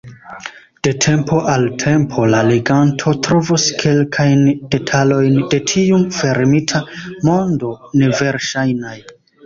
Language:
Esperanto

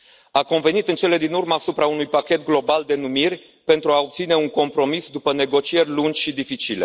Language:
Romanian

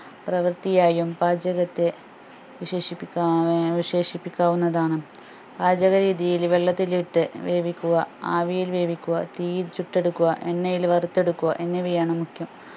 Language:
Malayalam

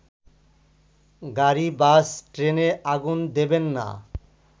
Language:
Bangla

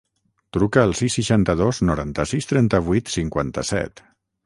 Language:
Catalan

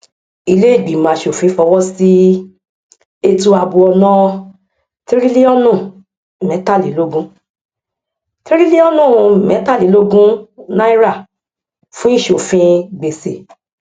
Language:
Yoruba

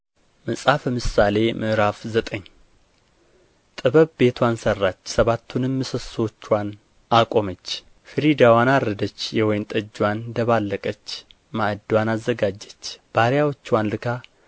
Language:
Amharic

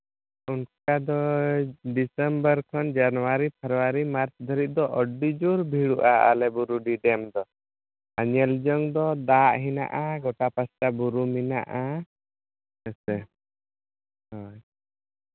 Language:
Santali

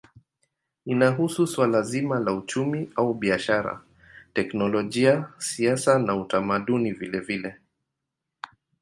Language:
Swahili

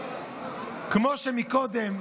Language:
Hebrew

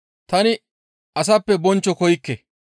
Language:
Gamo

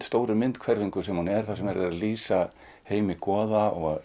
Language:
Icelandic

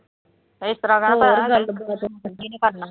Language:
Punjabi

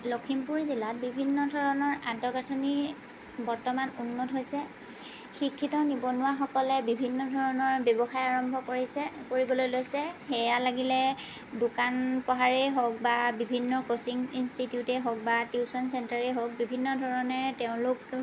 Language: Assamese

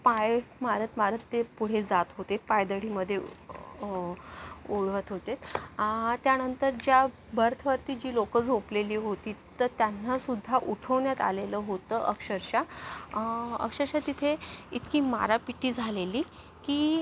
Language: Marathi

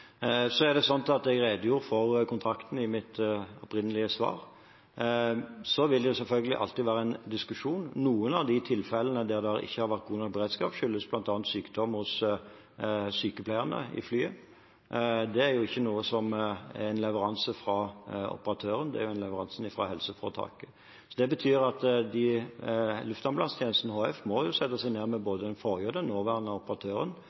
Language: Norwegian Bokmål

